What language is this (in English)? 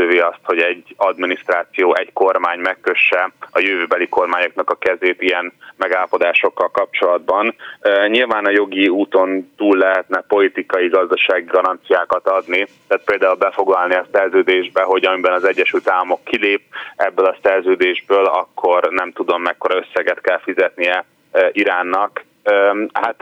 Hungarian